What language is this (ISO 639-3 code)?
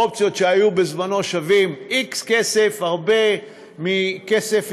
heb